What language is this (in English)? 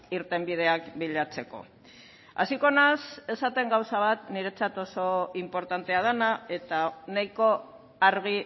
Basque